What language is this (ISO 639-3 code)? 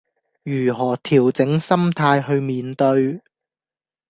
yue